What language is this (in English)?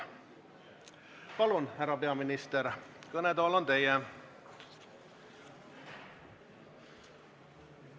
Estonian